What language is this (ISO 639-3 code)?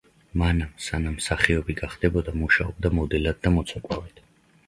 kat